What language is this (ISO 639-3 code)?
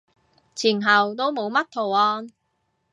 yue